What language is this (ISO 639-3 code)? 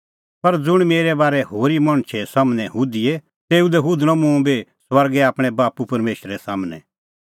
kfx